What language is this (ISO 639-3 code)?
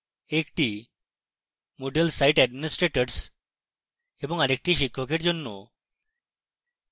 ben